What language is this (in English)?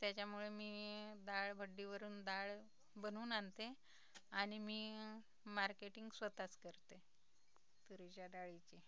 Marathi